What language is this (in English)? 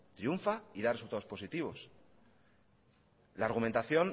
Spanish